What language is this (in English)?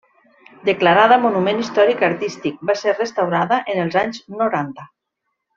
Catalan